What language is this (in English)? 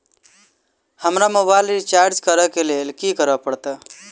Maithili